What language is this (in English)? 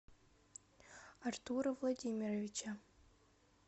Russian